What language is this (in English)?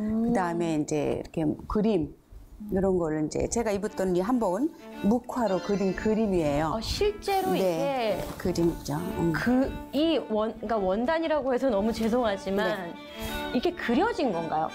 Korean